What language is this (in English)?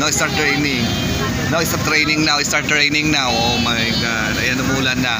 Filipino